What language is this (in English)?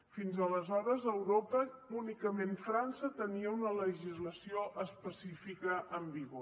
Catalan